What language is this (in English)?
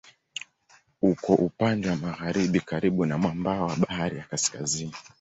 Swahili